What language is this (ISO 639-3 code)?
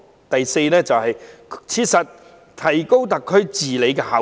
yue